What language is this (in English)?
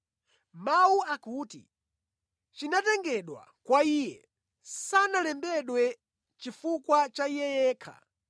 Nyanja